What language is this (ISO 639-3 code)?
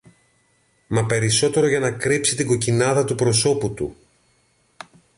ell